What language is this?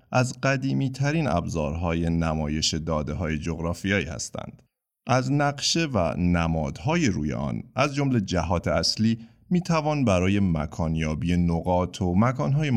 Persian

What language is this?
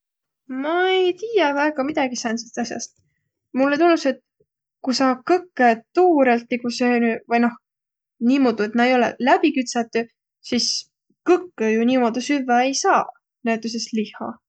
Võro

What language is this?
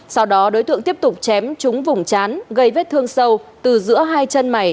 Vietnamese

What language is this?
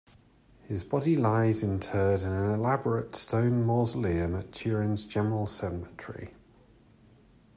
English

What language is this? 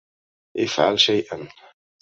Arabic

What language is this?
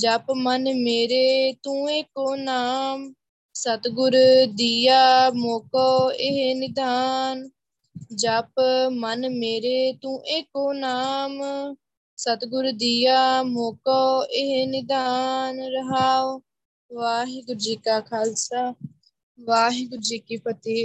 Punjabi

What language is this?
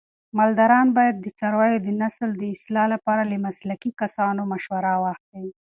Pashto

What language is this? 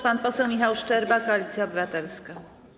Polish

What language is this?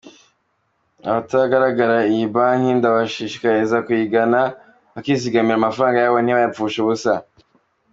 Kinyarwanda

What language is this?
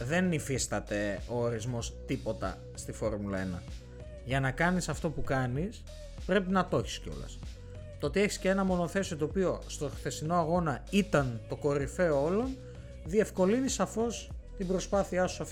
Greek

